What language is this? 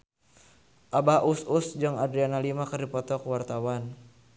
Sundanese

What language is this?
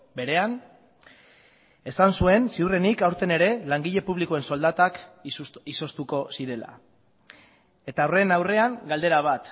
Basque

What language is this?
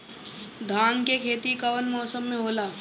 Bhojpuri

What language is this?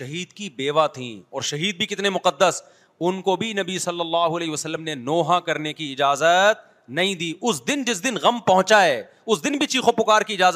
Urdu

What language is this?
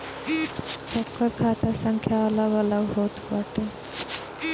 Bhojpuri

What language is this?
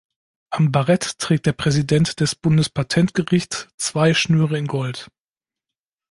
German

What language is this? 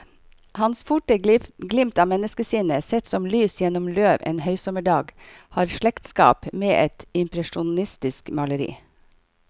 Norwegian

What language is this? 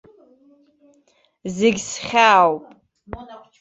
Abkhazian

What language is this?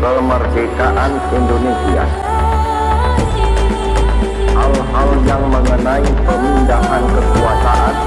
Indonesian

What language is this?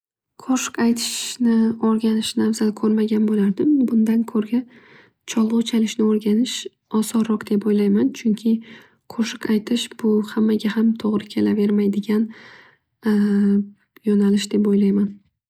Uzbek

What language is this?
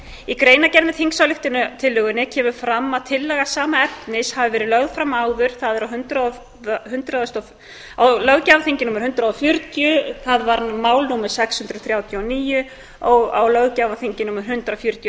Icelandic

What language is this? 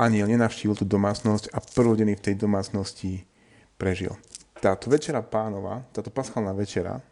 Slovak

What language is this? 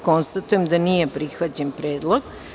Serbian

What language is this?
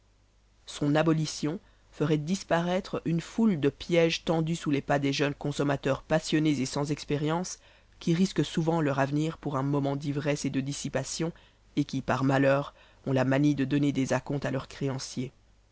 French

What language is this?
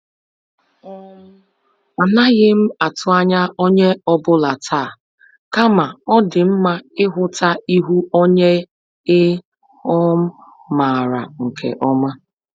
Igbo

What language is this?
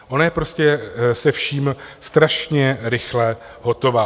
Czech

